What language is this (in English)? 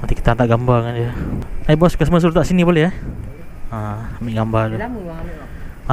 Malay